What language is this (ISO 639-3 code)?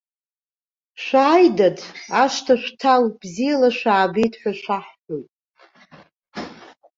abk